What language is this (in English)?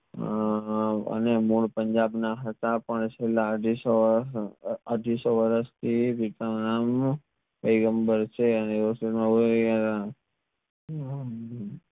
Gujarati